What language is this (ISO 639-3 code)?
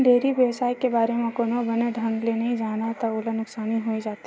hne